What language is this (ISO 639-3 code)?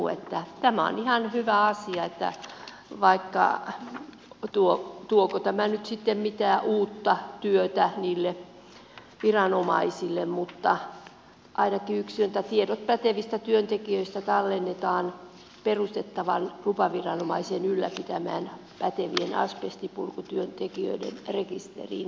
fin